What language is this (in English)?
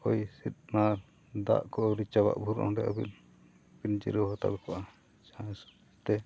Santali